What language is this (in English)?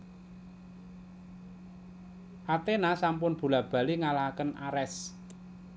Javanese